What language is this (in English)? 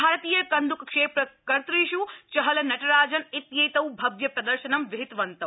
Sanskrit